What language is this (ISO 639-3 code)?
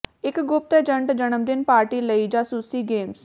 pan